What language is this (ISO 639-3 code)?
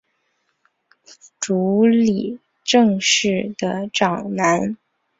zho